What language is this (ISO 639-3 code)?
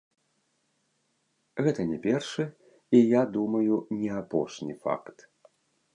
bel